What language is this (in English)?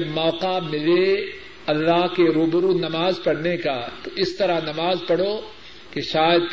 Urdu